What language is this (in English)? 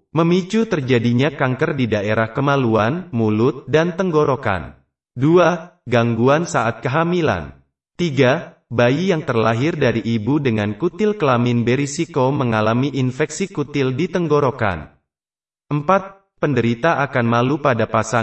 Indonesian